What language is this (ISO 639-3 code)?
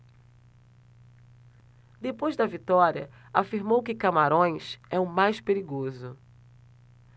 por